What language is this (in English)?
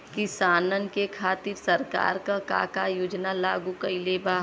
Bhojpuri